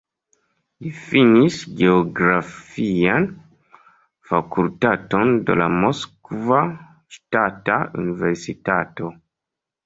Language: Esperanto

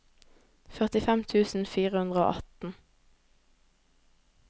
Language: Norwegian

